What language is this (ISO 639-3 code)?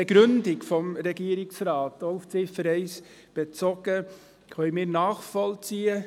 gsw